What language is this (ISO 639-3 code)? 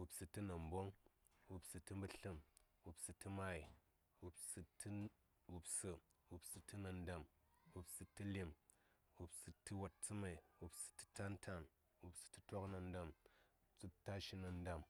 say